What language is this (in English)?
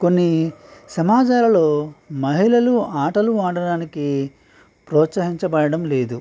Telugu